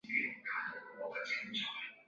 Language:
Chinese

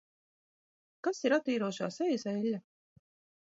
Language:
Latvian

